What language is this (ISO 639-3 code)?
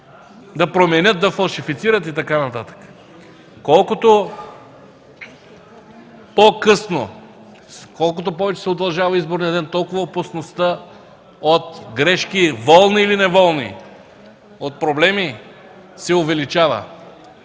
bul